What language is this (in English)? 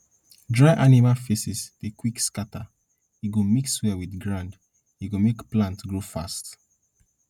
Nigerian Pidgin